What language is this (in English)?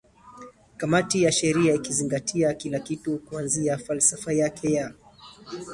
Swahili